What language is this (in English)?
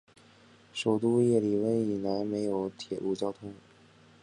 Chinese